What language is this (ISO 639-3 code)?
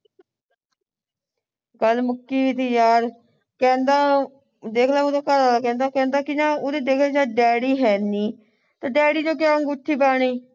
pan